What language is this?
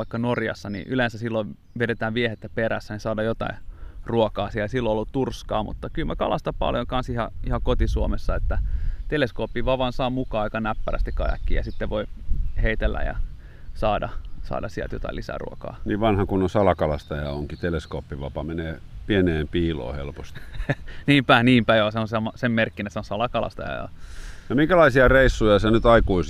Finnish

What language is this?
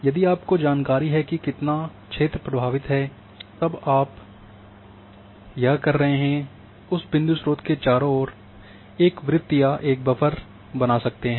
Hindi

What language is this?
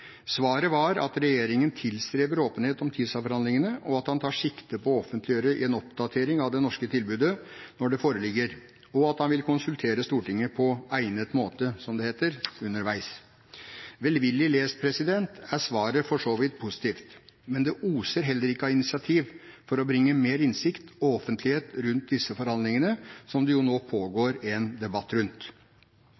Norwegian Bokmål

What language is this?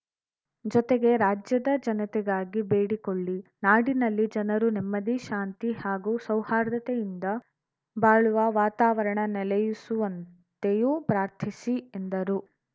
Kannada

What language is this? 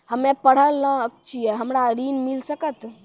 Maithili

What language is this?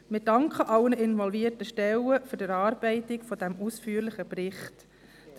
Swiss German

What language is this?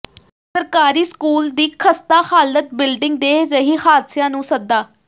Punjabi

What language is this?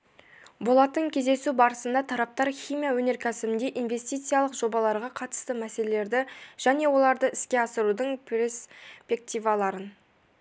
Kazakh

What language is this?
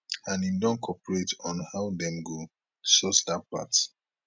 Nigerian Pidgin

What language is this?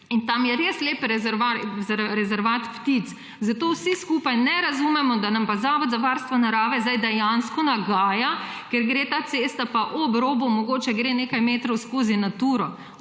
Slovenian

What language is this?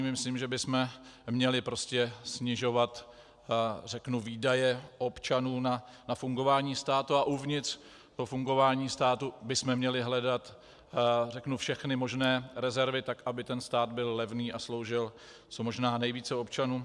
Czech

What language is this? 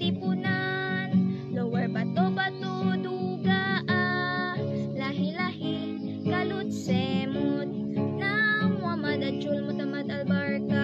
Vietnamese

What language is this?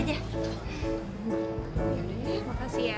Indonesian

